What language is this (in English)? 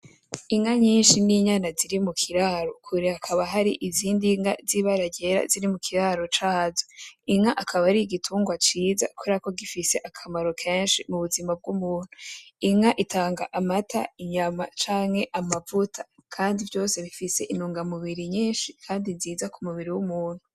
Rundi